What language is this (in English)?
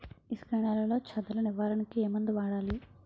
Telugu